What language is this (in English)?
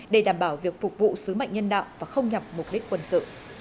Vietnamese